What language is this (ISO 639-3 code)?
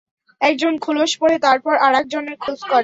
ben